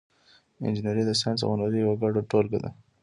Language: Pashto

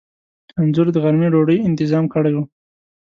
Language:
Pashto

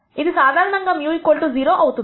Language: Telugu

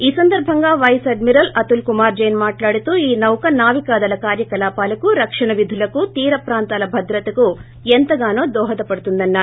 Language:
Telugu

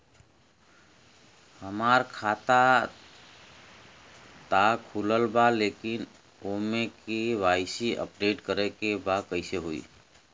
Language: Bhojpuri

